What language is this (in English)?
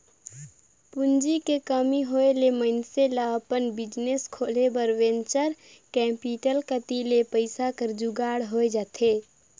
Chhattisgarhi